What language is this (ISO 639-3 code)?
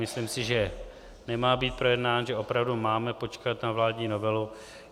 ces